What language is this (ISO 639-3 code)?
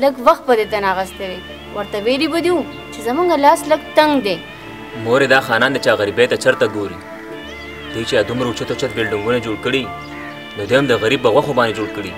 ara